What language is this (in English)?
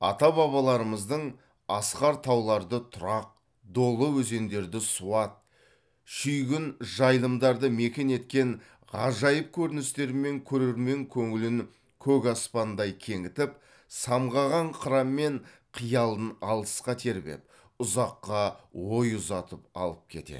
Kazakh